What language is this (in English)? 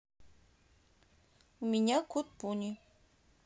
Russian